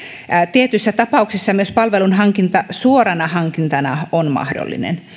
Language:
Finnish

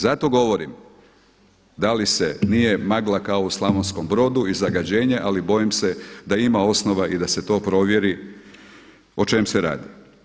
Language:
Croatian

